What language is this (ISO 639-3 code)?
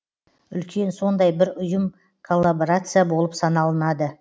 kaz